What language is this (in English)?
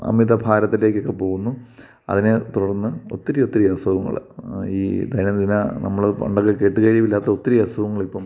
Malayalam